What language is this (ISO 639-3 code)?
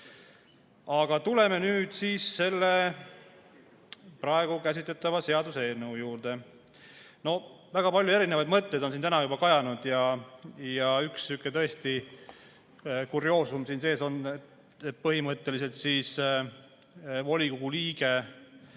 est